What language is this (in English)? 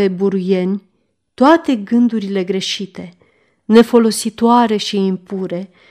Romanian